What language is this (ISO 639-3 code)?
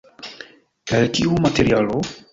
epo